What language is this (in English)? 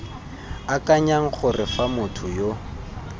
Tswana